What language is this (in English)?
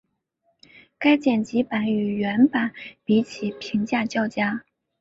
Chinese